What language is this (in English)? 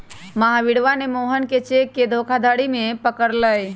Magahi